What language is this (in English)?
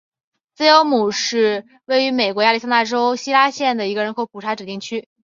Chinese